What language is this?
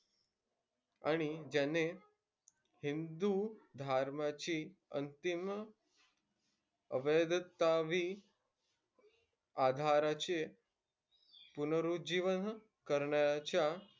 Marathi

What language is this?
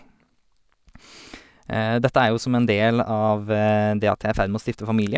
Norwegian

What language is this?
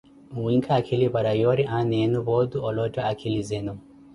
Koti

